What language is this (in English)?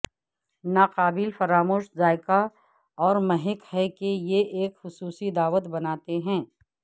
Urdu